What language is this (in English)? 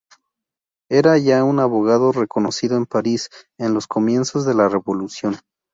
Spanish